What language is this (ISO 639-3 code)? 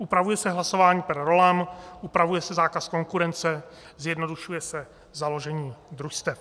ces